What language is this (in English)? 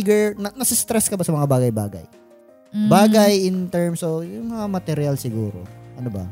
Filipino